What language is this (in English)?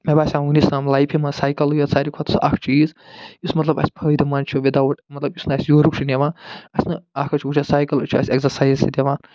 Kashmiri